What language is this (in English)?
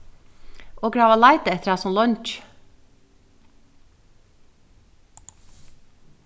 Faroese